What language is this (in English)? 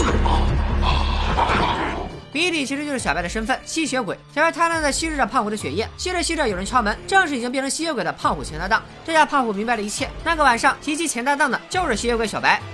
Chinese